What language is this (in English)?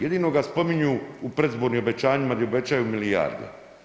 Croatian